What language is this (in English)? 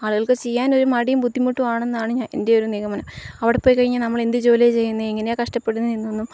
Malayalam